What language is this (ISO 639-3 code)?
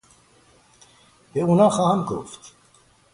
fas